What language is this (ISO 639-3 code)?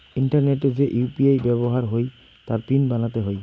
ben